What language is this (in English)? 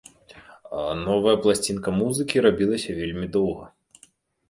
Belarusian